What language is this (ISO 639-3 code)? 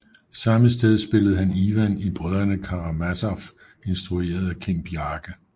dan